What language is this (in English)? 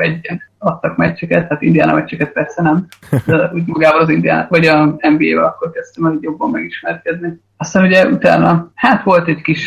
Hungarian